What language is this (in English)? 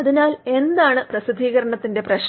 Malayalam